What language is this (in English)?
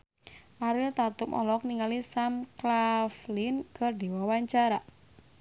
Sundanese